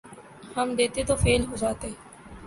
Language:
Urdu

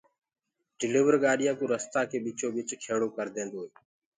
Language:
Gurgula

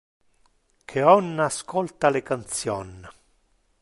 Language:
Interlingua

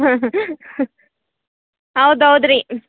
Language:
Kannada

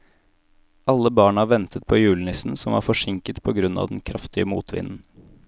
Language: Norwegian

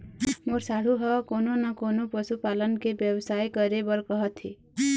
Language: Chhattisgarhi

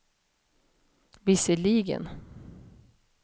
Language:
Swedish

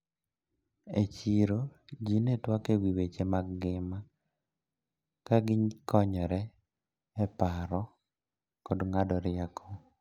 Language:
Luo (Kenya and Tanzania)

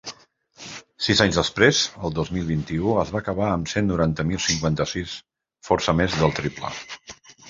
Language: Catalan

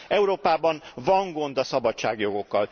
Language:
Hungarian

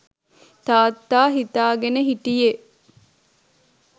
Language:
Sinhala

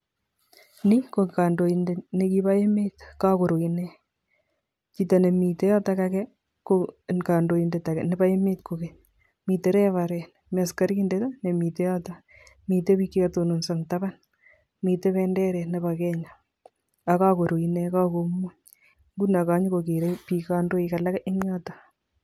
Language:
Kalenjin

